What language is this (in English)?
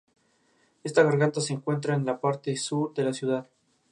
Spanish